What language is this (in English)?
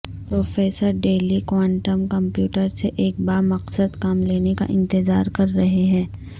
Urdu